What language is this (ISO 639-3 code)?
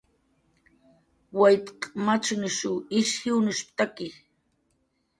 jqr